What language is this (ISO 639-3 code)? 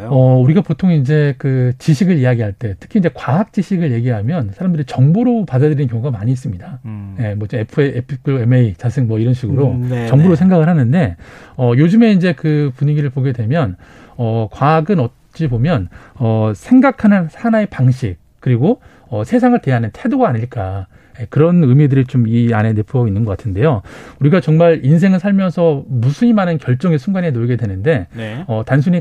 kor